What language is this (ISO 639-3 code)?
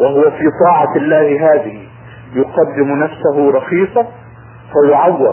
ara